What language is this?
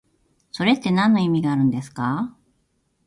Japanese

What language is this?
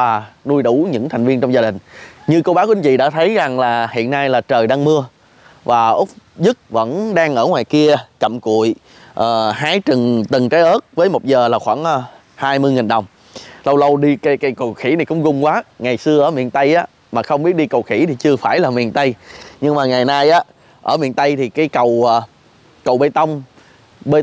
Vietnamese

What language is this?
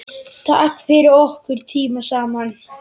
Icelandic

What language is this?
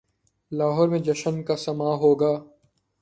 Urdu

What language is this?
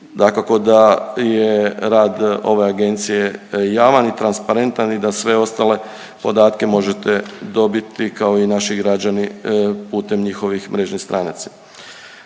Croatian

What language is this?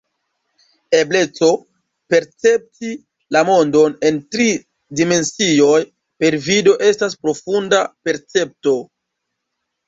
Esperanto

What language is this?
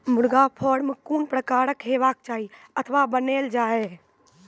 Maithili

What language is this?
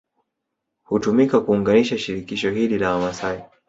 Swahili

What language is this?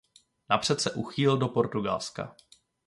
Czech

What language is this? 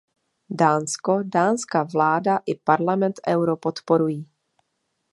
Czech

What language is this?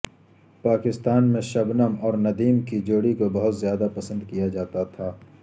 Urdu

